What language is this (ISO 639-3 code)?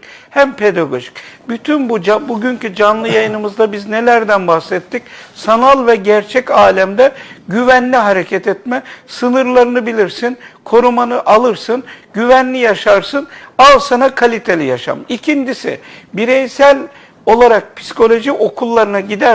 tur